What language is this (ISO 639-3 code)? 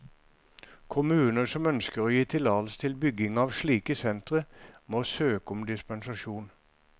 nor